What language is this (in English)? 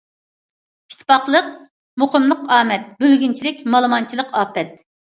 Uyghur